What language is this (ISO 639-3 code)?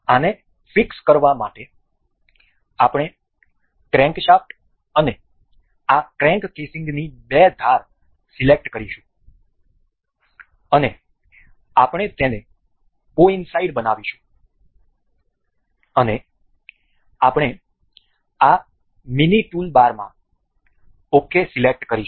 guj